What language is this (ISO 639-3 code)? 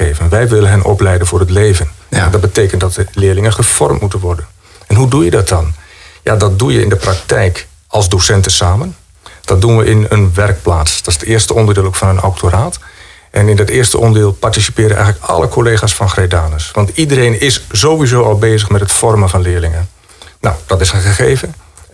nld